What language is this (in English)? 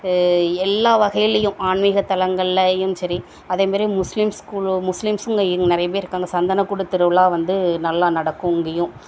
Tamil